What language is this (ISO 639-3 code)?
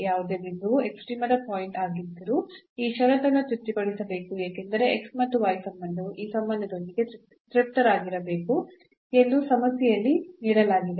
kan